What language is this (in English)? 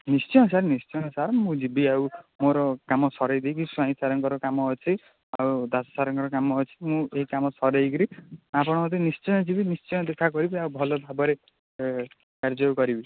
Odia